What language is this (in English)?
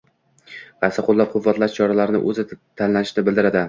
Uzbek